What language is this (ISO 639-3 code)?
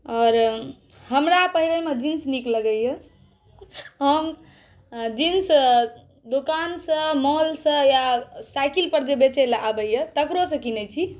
mai